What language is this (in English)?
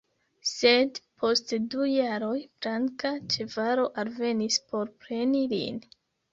Esperanto